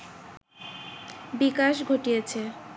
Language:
Bangla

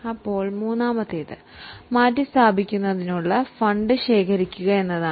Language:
Malayalam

